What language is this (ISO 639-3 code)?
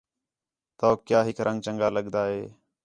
xhe